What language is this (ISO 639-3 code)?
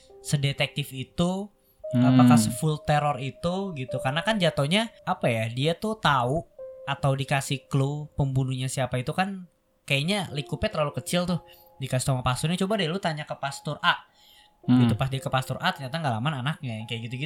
ind